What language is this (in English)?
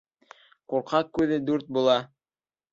Bashkir